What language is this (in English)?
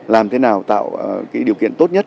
Vietnamese